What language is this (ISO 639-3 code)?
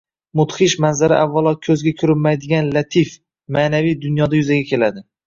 uzb